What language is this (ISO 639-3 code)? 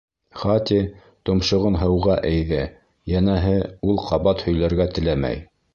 bak